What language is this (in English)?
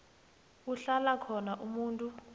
South Ndebele